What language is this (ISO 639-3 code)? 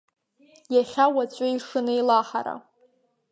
abk